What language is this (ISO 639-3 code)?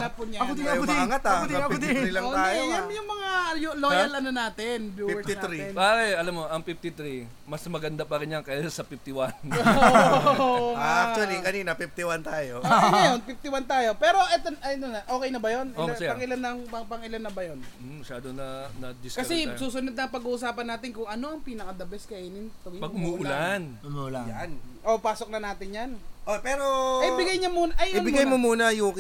fil